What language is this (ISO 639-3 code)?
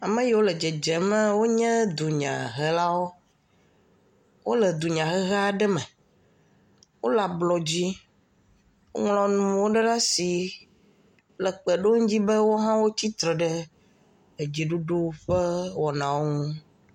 ewe